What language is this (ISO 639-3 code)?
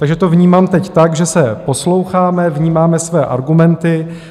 ces